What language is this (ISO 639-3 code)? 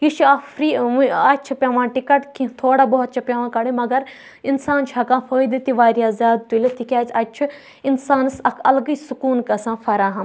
kas